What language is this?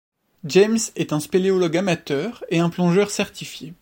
French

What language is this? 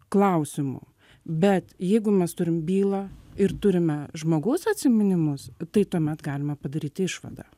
Lithuanian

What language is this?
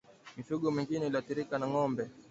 Swahili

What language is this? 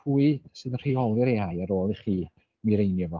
Welsh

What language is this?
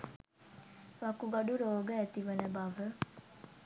Sinhala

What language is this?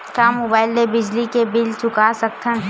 Chhattisgarhi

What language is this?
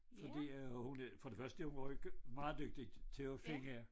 Danish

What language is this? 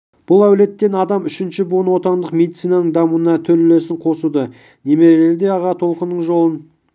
Kazakh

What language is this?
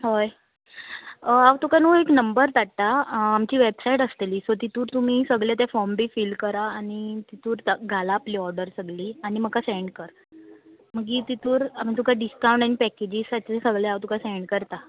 Konkani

